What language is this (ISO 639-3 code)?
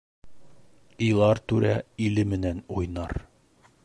bak